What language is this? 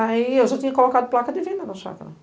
Portuguese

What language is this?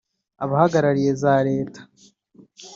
Kinyarwanda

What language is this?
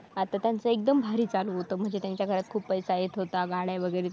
Marathi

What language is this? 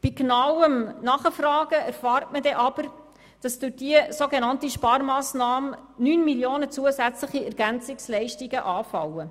Swiss German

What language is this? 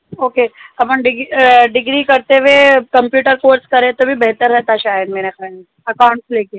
Urdu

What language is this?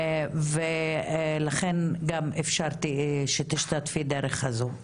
Hebrew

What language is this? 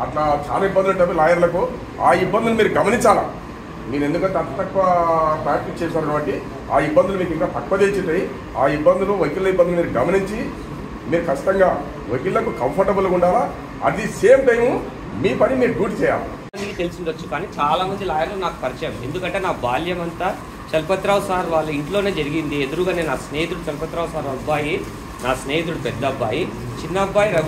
Telugu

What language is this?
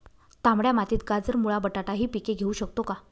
Marathi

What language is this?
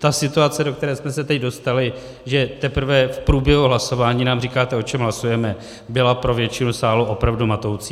Czech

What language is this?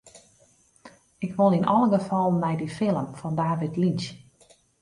Western Frisian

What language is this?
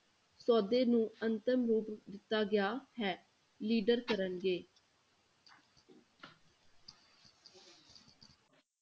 Punjabi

